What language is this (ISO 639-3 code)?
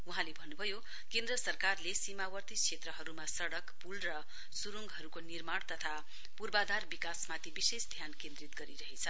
nep